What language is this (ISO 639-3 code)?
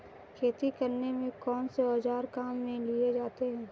hin